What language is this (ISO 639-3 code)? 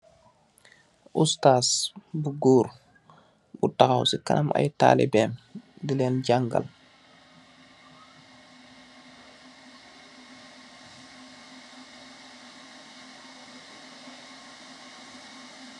wol